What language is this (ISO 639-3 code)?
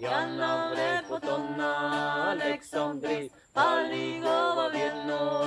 ell